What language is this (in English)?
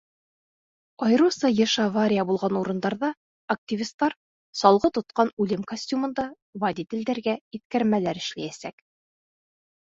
Bashkir